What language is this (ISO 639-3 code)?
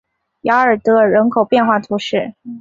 zho